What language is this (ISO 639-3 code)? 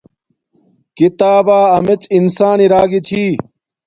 dmk